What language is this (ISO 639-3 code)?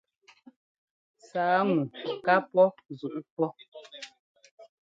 jgo